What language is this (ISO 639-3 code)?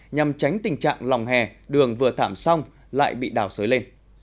vie